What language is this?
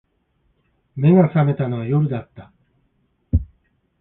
Japanese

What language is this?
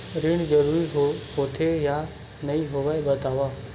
Chhattisgarhi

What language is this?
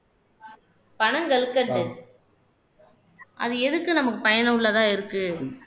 Tamil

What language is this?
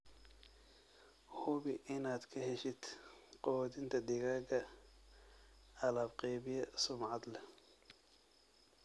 Somali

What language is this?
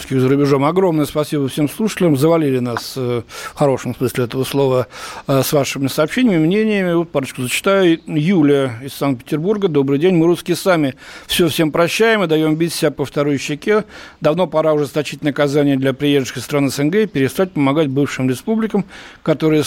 Russian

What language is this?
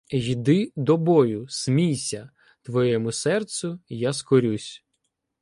Ukrainian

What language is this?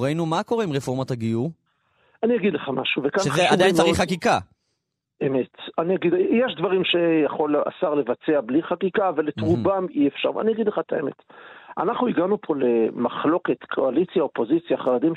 Hebrew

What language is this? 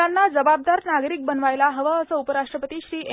Marathi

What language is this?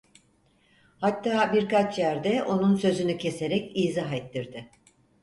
Turkish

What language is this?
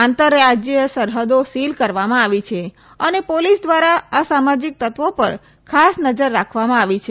Gujarati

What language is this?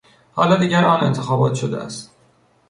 Persian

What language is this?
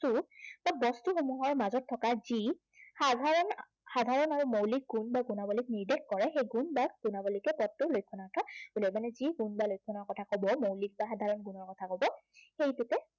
Assamese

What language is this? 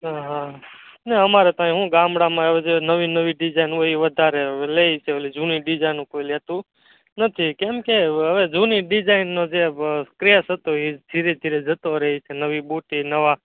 Gujarati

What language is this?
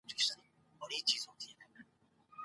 Pashto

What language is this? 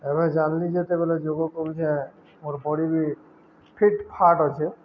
Odia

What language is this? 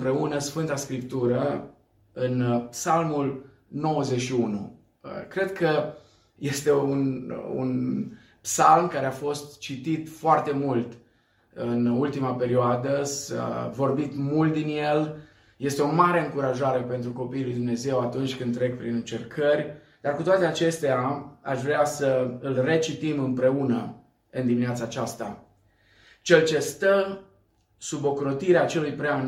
Romanian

